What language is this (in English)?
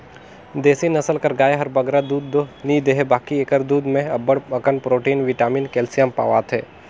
Chhattisgarhi